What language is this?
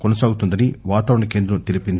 Telugu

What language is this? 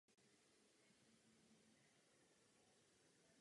Czech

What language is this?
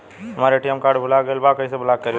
Bhojpuri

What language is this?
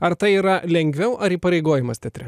Lithuanian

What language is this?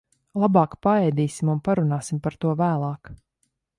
Latvian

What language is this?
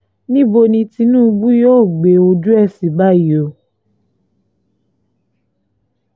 Yoruba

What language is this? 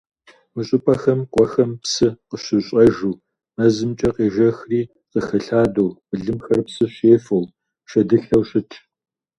Kabardian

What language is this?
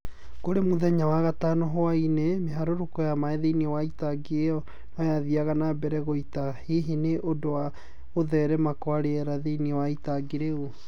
Kikuyu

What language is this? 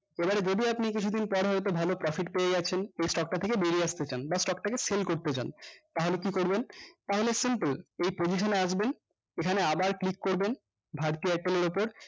Bangla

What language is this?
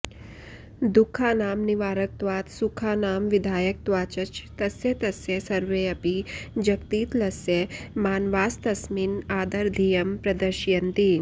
Sanskrit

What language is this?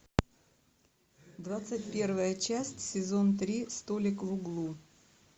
Russian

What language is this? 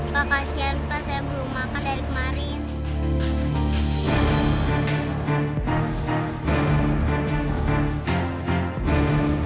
Indonesian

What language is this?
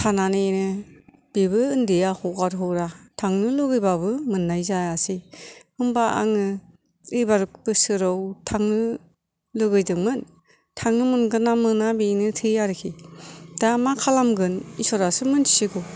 Bodo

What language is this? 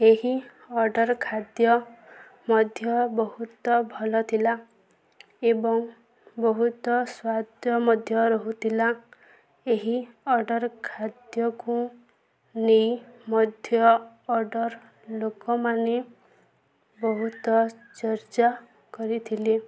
Odia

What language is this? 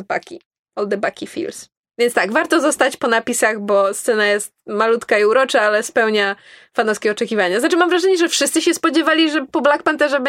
Polish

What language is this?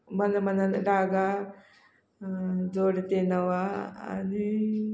Konkani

